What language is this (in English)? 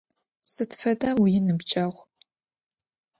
Adyghe